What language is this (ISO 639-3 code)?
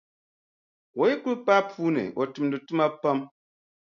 dag